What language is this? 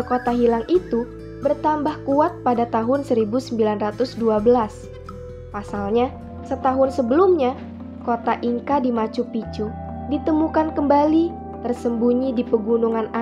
Indonesian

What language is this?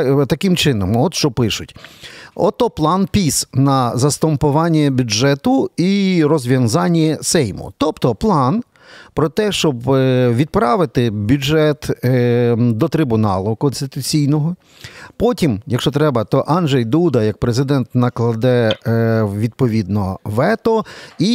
Ukrainian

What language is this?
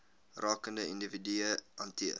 Afrikaans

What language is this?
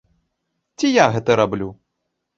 Belarusian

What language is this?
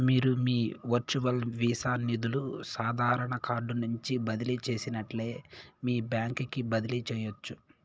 Telugu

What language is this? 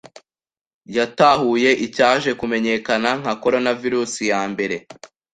Kinyarwanda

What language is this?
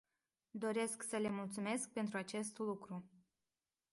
Romanian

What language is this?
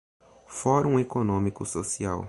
Portuguese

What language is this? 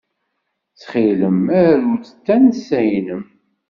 Kabyle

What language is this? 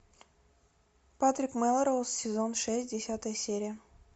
Russian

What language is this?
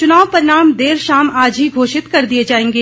Hindi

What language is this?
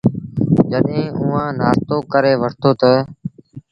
Sindhi Bhil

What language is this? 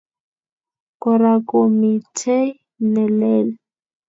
Kalenjin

